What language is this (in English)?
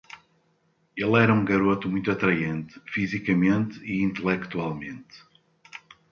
Portuguese